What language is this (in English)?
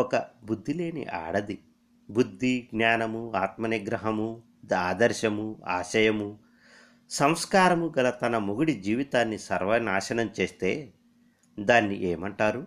Telugu